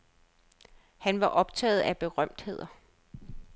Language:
Danish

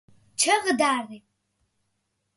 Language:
Georgian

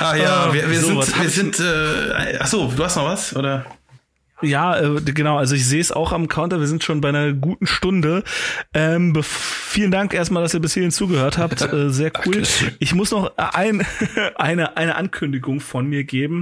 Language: German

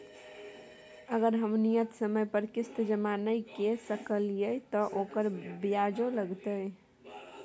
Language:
Maithili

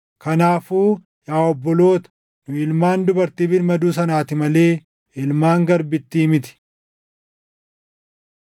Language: Oromo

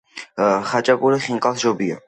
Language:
Georgian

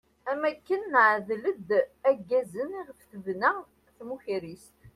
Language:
Kabyle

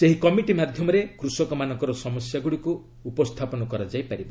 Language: Odia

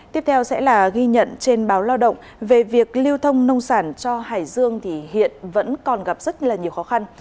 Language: Vietnamese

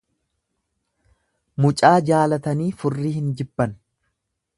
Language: Oromo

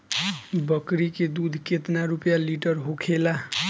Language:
Bhojpuri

